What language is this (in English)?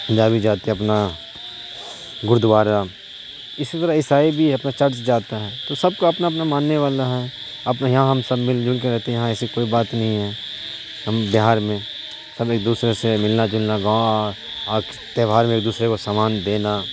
Urdu